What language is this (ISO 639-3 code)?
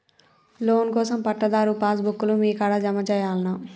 tel